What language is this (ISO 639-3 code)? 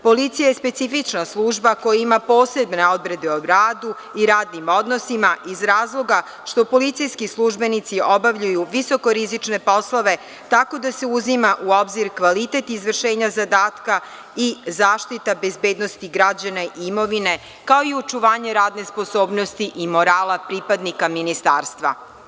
srp